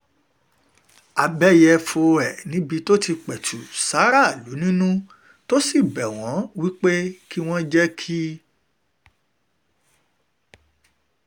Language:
Yoruba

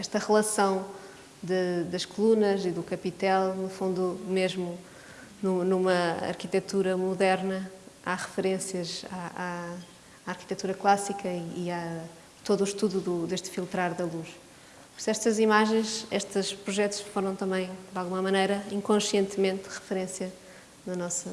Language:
Portuguese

